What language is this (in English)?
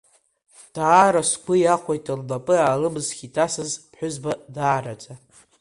Abkhazian